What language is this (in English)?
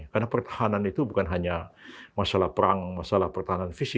Indonesian